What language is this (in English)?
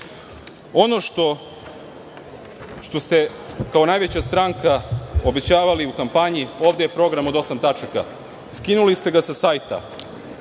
Serbian